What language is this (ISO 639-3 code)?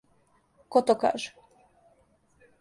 srp